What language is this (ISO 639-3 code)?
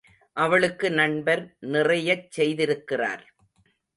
tam